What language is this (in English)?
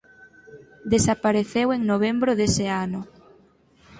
Galician